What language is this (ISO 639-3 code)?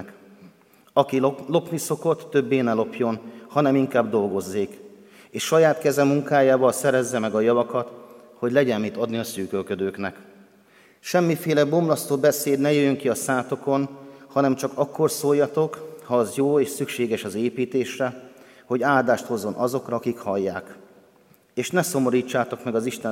hun